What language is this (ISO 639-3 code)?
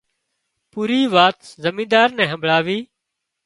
kxp